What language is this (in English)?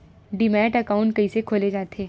Chhattisgarhi